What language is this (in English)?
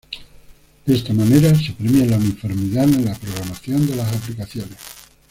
Spanish